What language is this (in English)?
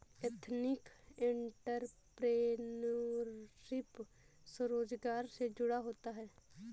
Hindi